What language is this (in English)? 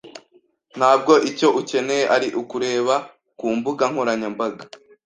Kinyarwanda